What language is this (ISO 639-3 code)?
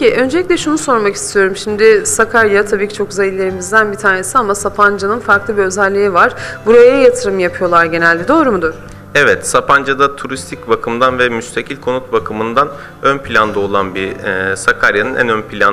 tur